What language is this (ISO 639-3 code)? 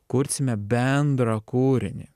lit